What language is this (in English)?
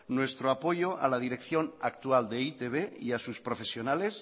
Spanish